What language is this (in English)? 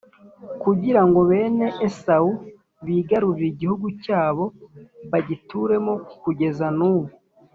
Kinyarwanda